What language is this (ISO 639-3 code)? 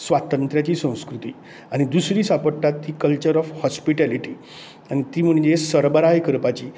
kok